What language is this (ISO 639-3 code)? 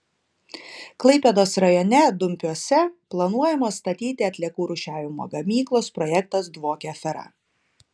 lit